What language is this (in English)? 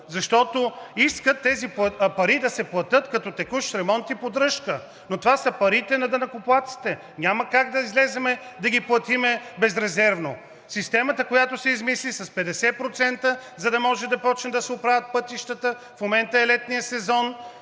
Bulgarian